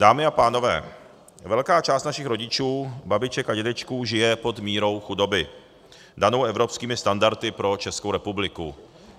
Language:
Czech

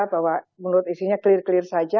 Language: Indonesian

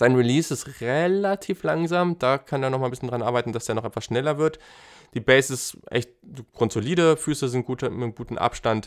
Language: German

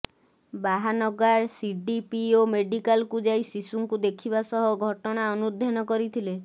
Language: Odia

